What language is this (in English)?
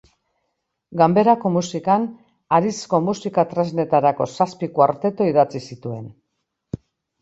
Basque